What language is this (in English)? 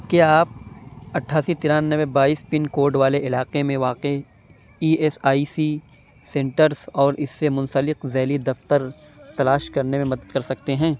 Urdu